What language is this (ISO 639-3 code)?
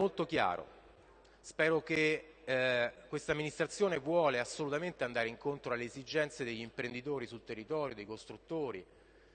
ita